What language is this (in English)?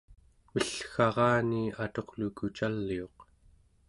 Central Yupik